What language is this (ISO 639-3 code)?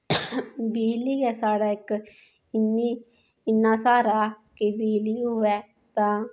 doi